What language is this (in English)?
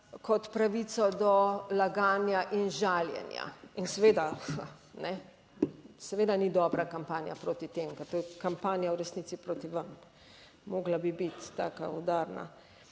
Slovenian